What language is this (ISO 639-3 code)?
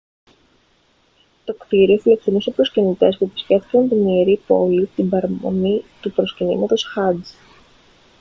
ell